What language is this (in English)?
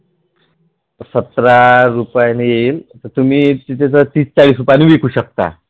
Marathi